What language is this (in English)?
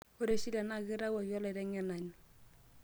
Masai